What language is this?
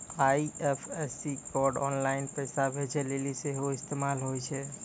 Maithili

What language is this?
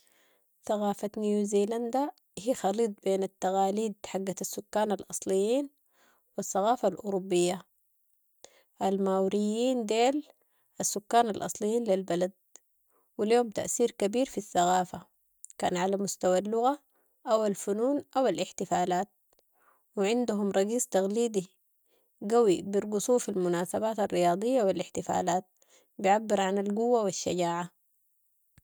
Sudanese Arabic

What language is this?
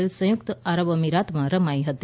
Gujarati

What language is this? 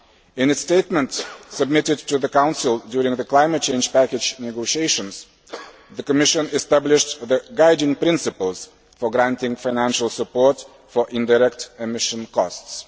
English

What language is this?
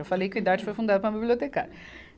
Portuguese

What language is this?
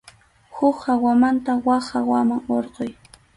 Arequipa-La Unión Quechua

